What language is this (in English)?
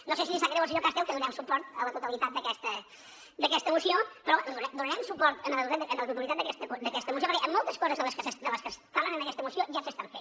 Catalan